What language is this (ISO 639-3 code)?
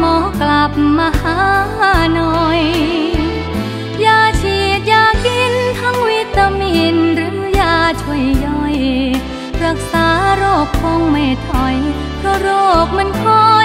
tha